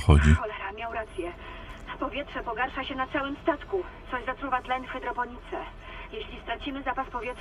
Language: Polish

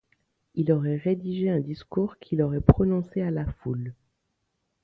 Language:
French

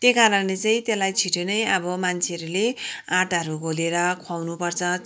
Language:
Nepali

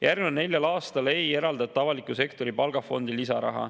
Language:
Estonian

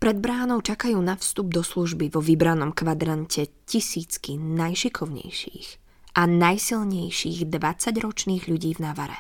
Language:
Slovak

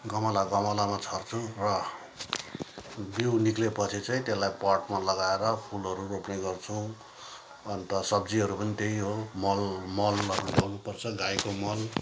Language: Nepali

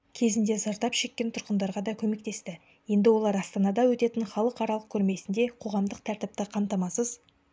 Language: Kazakh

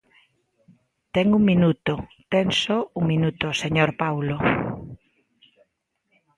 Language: Galician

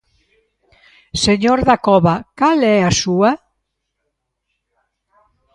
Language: Galician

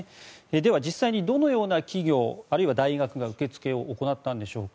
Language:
Japanese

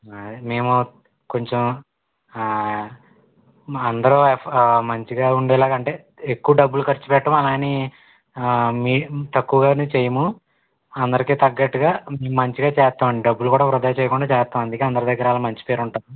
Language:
Telugu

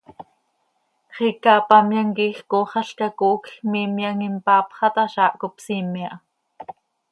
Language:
Seri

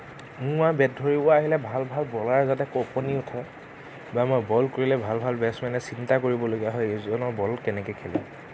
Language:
Assamese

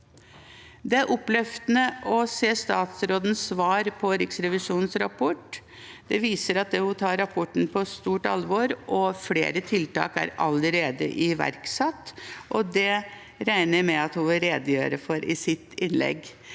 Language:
Norwegian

